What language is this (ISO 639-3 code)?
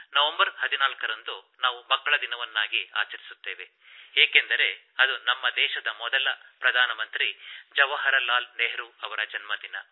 kan